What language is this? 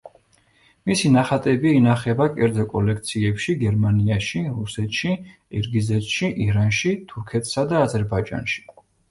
Georgian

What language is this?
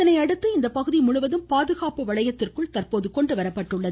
Tamil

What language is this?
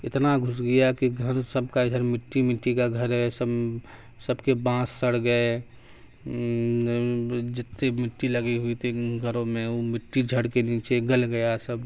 Urdu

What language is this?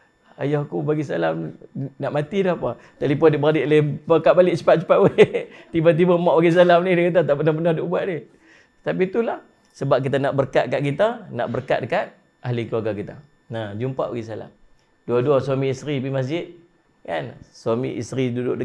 Malay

